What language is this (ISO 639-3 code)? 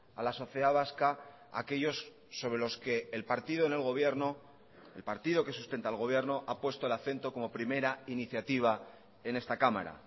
spa